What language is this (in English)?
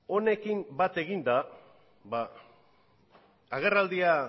Basque